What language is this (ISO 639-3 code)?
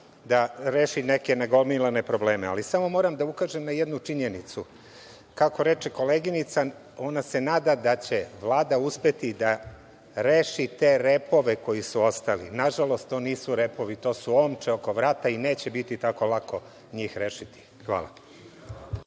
srp